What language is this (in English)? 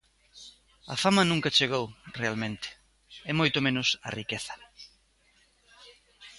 Galician